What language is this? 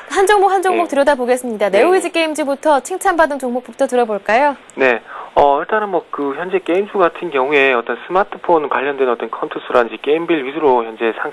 Korean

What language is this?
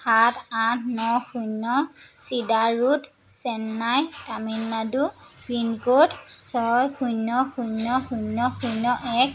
Assamese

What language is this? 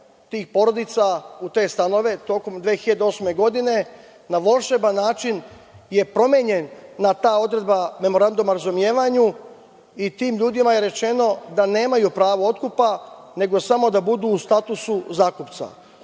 Serbian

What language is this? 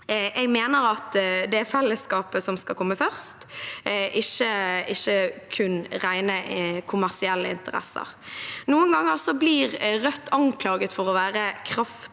Norwegian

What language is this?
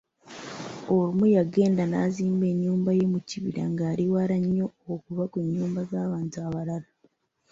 Ganda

